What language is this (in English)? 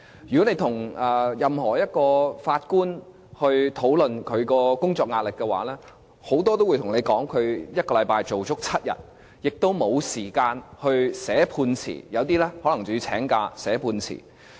Cantonese